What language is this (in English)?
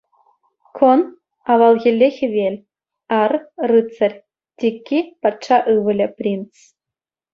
Chuvash